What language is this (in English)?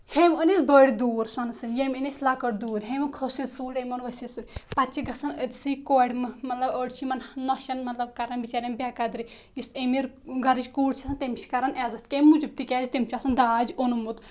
Kashmiri